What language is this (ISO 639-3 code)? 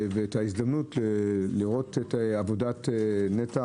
heb